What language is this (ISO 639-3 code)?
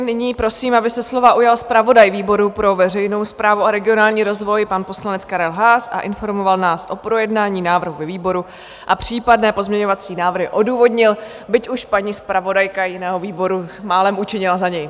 ces